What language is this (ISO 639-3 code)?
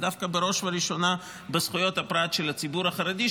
heb